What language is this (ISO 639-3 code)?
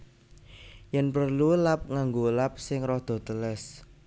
jav